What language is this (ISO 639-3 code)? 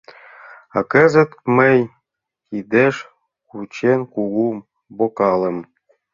chm